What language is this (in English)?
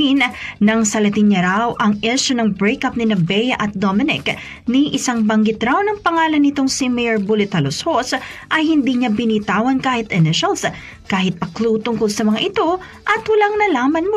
Filipino